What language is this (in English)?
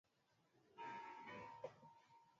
Swahili